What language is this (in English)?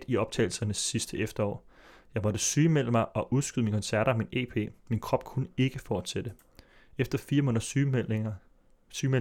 Danish